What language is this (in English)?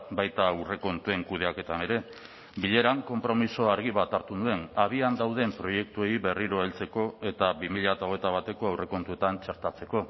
Basque